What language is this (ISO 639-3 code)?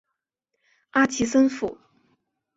zho